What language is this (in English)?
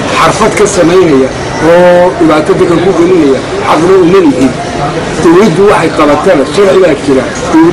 Arabic